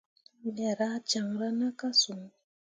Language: Mundang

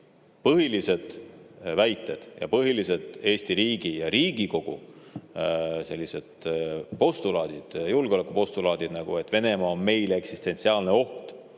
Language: Estonian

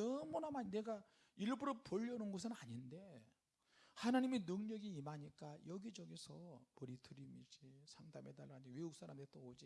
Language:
Korean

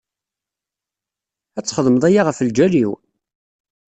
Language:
Kabyle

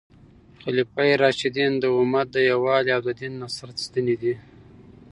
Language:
Pashto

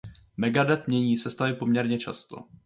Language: Czech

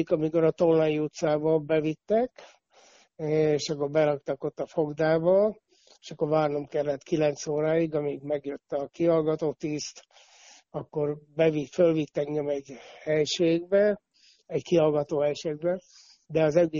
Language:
Hungarian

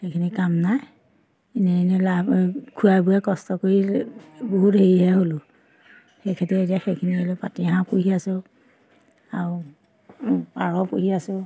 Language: Assamese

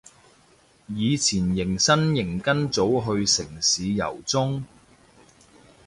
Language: Cantonese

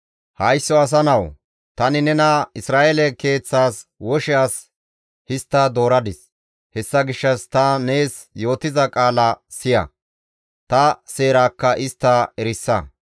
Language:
Gamo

